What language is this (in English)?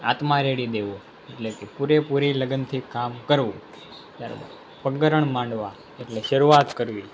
Gujarati